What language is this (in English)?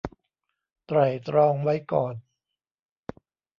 Thai